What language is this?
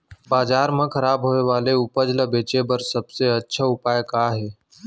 Chhattisgarhi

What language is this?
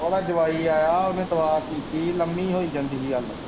Punjabi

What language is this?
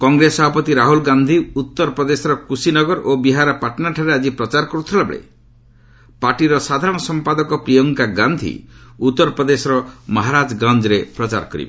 Odia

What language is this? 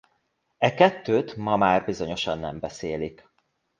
Hungarian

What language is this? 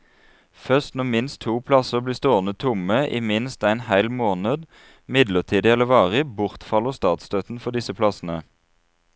Norwegian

